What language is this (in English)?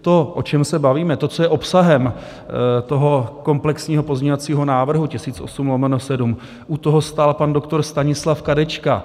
Czech